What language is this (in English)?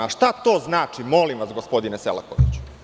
Serbian